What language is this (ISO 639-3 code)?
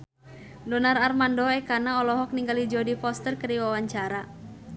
sun